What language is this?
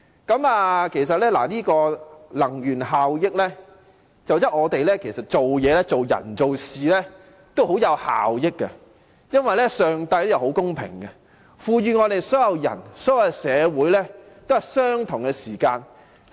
Cantonese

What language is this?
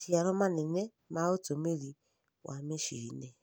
Kikuyu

